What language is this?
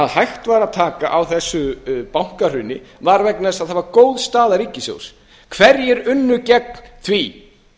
Icelandic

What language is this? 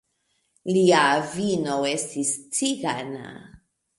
Esperanto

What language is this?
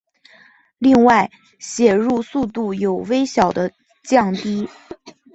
Chinese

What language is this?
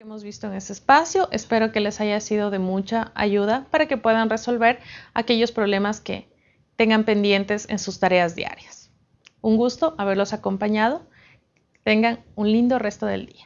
Spanish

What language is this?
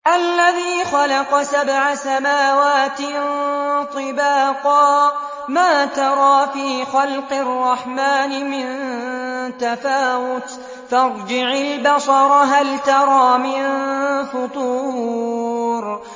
Arabic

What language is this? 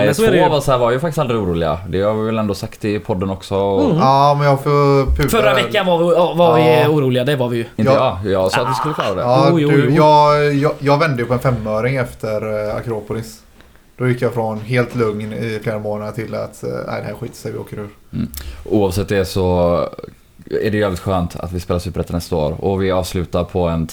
Swedish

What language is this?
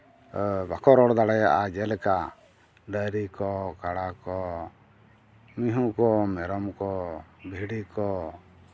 Santali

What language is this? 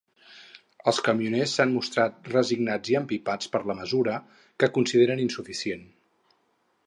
Catalan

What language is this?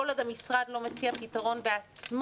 Hebrew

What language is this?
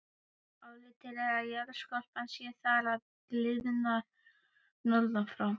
Icelandic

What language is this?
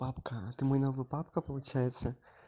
Russian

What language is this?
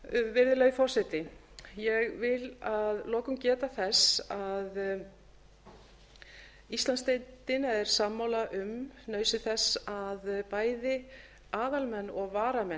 Icelandic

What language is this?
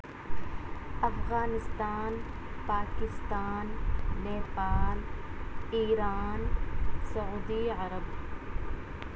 Urdu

